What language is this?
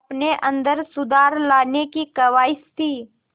Hindi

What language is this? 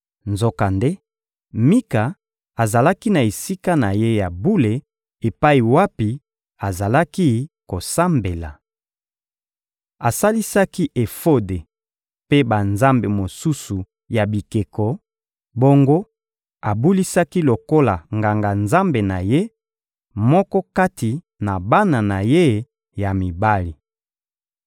Lingala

